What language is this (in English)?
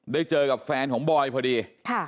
Thai